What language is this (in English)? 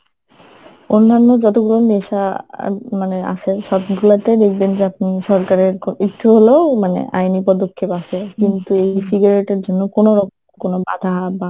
Bangla